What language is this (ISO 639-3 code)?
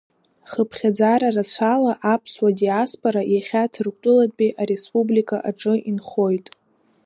abk